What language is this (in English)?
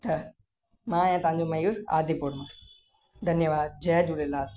Sindhi